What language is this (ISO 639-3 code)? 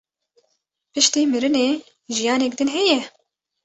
kur